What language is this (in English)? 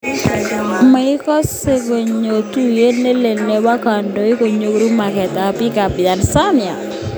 Kalenjin